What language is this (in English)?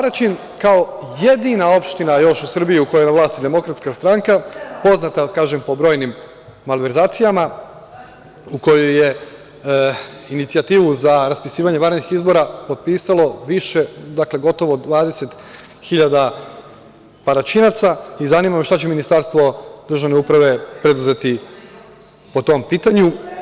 Serbian